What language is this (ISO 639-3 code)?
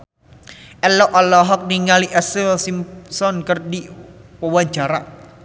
sun